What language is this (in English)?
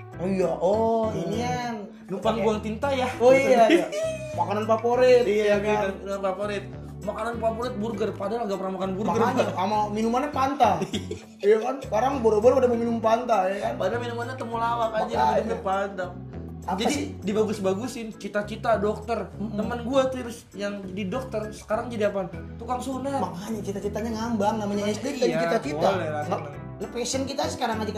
Indonesian